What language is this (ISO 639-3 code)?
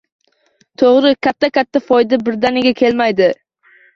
uzb